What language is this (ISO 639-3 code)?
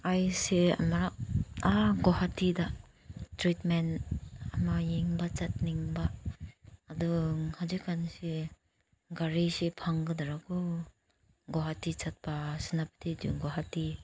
mni